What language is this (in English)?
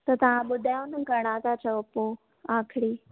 Sindhi